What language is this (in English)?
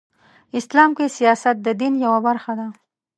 Pashto